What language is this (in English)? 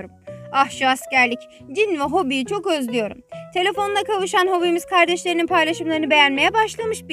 Turkish